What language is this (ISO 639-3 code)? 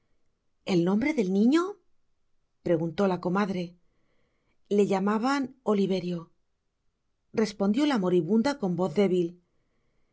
spa